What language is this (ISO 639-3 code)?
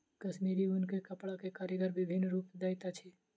mai